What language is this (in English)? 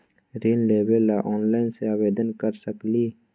Magahi